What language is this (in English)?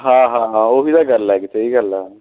Punjabi